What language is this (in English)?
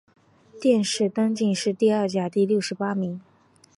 Chinese